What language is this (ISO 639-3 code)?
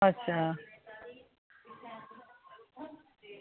doi